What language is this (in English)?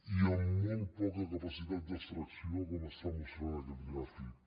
Catalan